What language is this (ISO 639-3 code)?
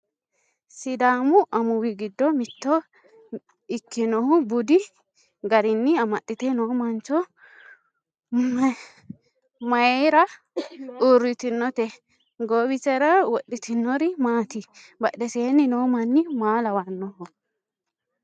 sid